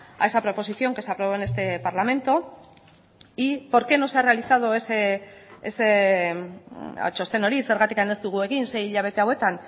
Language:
Spanish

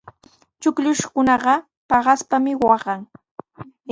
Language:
Sihuas Ancash Quechua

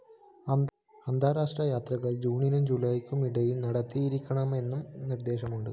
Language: Malayalam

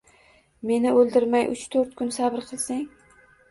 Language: Uzbek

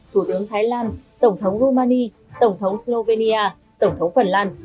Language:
Vietnamese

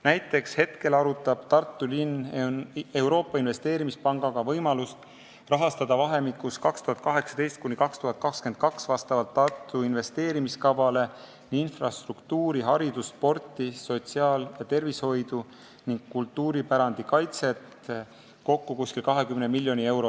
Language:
Estonian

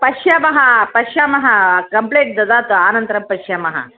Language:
Sanskrit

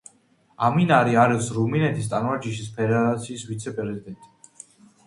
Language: Georgian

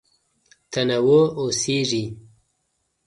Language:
Pashto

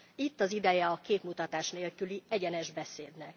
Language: Hungarian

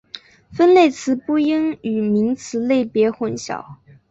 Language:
Chinese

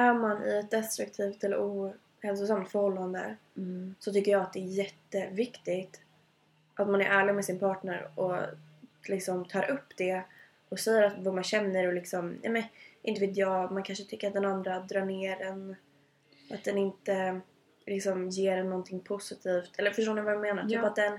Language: Swedish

